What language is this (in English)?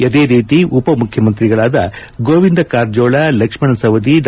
Kannada